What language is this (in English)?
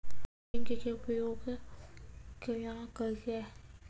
Maithili